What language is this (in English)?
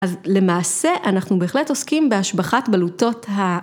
Hebrew